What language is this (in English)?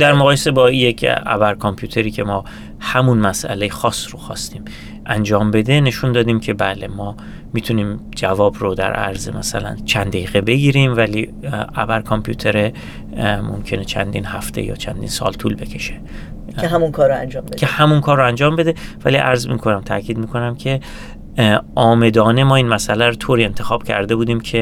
Persian